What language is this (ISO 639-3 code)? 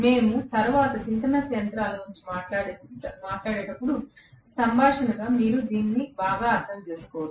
tel